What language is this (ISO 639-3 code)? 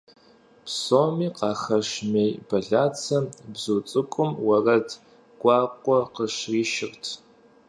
kbd